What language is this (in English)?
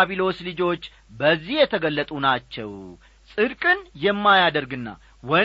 Amharic